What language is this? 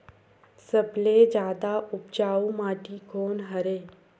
Chhattisgarhi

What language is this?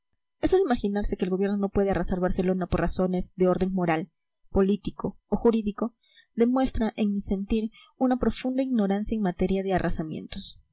Spanish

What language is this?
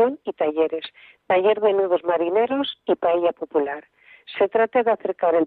Spanish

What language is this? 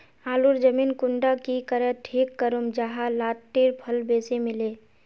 Magahi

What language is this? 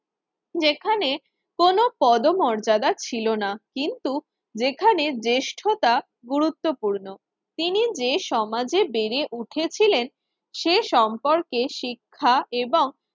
Bangla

